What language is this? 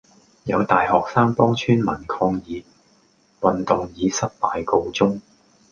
Cantonese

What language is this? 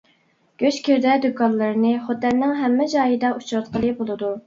Uyghur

